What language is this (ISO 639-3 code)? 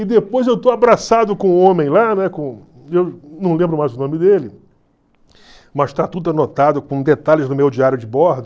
por